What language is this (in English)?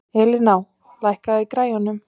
Icelandic